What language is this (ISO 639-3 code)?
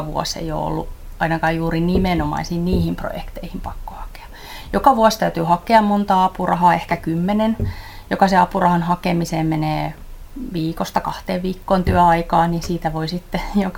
fin